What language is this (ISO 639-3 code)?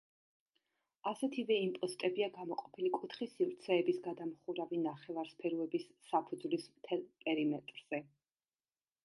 kat